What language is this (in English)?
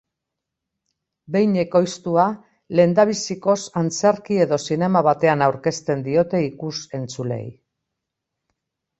Basque